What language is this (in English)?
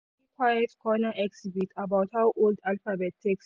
Nigerian Pidgin